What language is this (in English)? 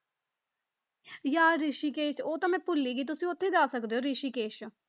Punjabi